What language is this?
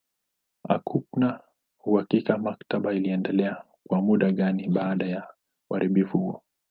Swahili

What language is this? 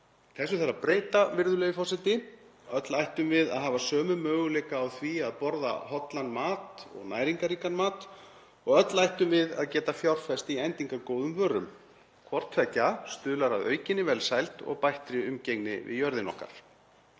Icelandic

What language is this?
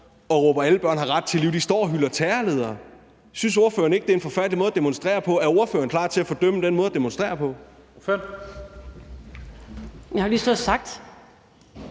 Danish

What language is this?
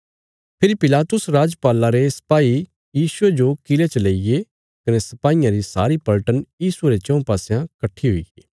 Bilaspuri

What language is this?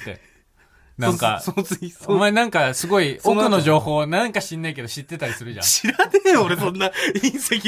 Japanese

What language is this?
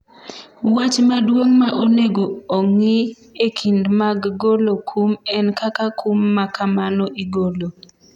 Luo (Kenya and Tanzania)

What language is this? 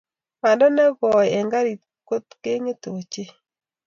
Kalenjin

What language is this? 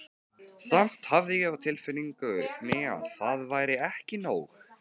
Icelandic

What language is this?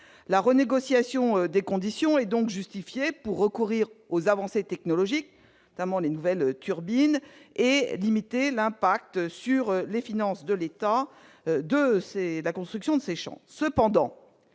French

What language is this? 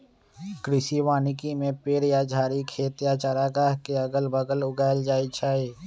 Magahi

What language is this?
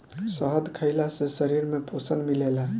Bhojpuri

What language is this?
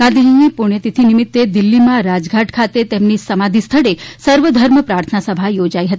Gujarati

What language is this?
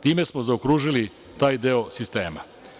Serbian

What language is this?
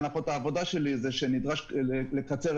Hebrew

